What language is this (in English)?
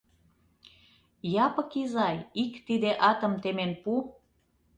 Mari